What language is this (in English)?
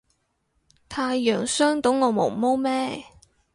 Cantonese